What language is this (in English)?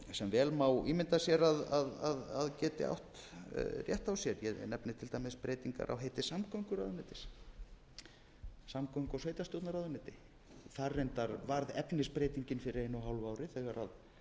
Icelandic